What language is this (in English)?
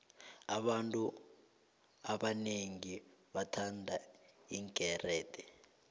South Ndebele